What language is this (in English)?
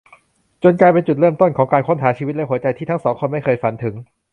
Thai